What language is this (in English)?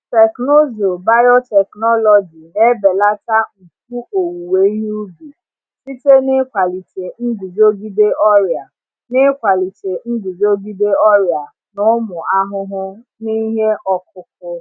Igbo